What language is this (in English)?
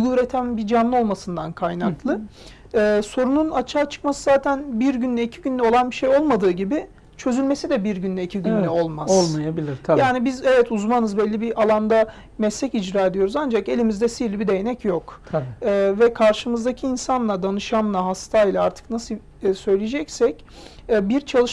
Turkish